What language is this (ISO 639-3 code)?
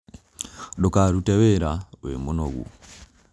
kik